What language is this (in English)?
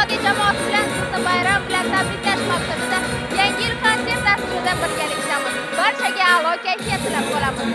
Turkish